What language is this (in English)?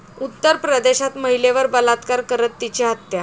Marathi